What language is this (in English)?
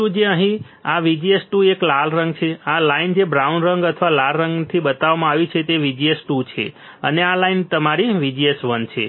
Gujarati